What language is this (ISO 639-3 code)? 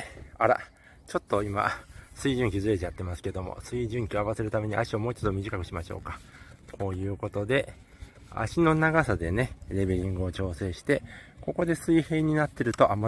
jpn